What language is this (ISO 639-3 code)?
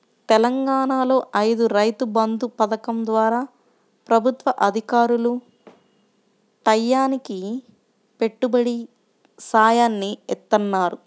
tel